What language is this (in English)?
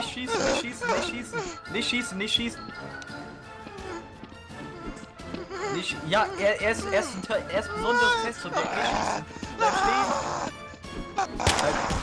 German